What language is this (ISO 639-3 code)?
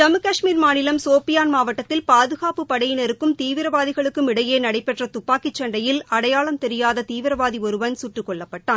tam